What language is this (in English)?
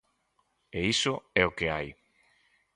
Galician